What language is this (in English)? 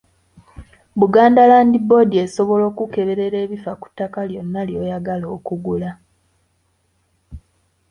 Ganda